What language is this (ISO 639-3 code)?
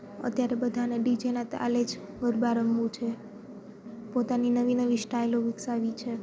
guj